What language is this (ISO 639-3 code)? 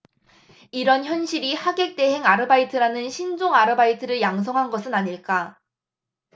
kor